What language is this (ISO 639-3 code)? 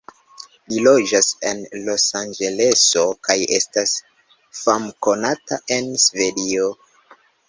epo